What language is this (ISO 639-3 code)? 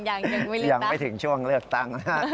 tha